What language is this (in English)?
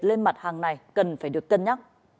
Vietnamese